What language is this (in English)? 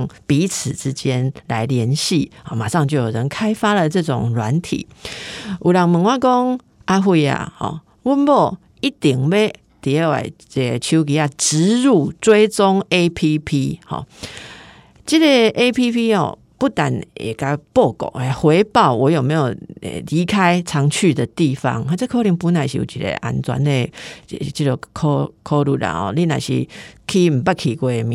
Chinese